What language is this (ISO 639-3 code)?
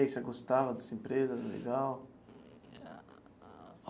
por